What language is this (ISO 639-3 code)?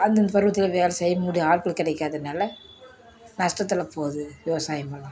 tam